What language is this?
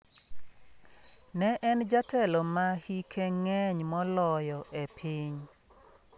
Luo (Kenya and Tanzania)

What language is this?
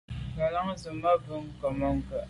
Medumba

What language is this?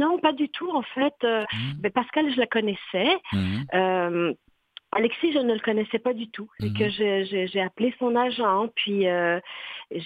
French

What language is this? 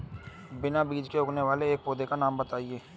Hindi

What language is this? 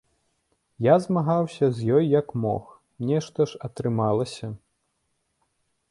Belarusian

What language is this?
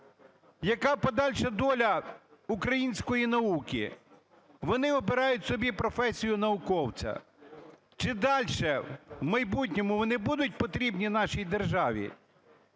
Ukrainian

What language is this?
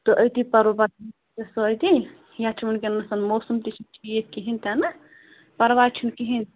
Kashmiri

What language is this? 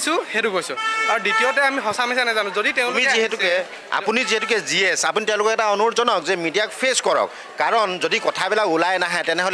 Thai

